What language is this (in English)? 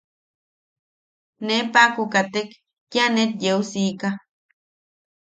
Yaqui